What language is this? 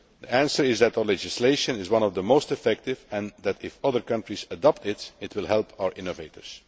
English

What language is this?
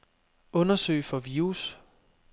Danish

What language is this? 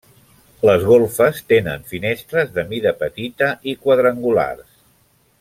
Catalan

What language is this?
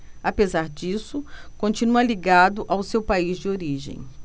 Portuguese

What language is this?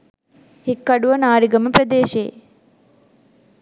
Sinhala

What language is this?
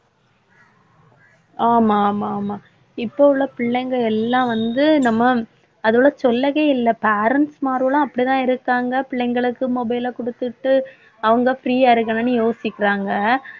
Tamil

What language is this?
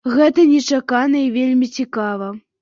Belarusian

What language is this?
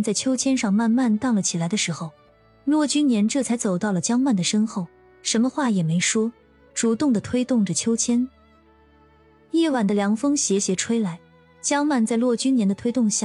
Chinese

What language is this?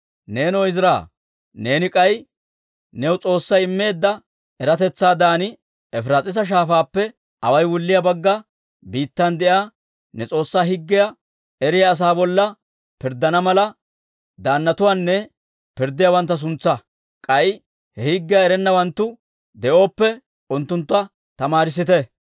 Dawro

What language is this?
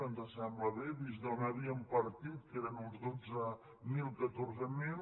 Catalan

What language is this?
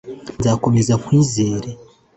Kinyarwanda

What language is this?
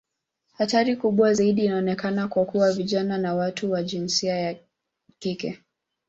Swahili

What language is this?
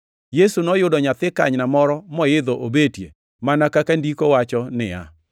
Luo (Kenya and Tanzania)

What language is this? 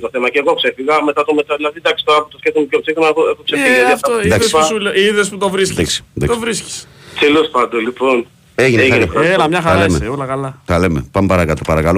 Greek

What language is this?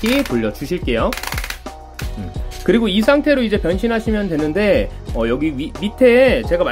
Korean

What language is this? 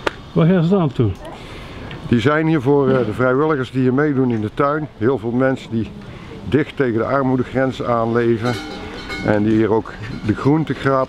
Dutch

